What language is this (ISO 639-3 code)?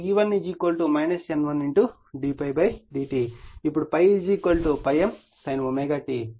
tel